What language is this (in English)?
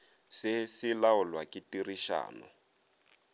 Northern Sotho